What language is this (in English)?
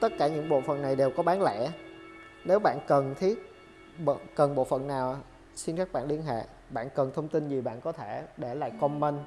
Vietnamese